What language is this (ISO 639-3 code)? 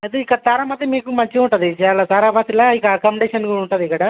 tel